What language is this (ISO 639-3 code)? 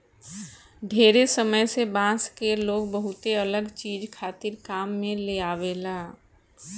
bho